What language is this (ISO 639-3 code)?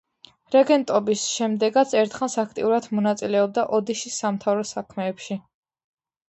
kat